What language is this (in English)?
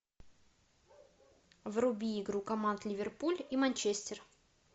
Russian